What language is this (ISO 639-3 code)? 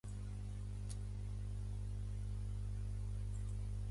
jpn